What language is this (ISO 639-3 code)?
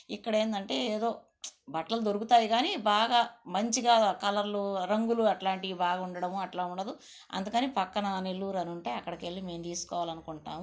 tel